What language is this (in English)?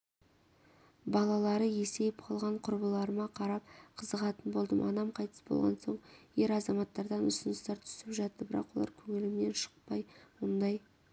Kazakh